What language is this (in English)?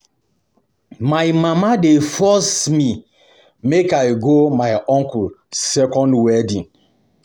Nigerian Pidgin